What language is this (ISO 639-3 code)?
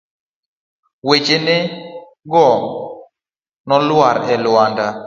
luo